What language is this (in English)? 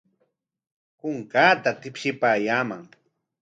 Corongo Ancash Quechua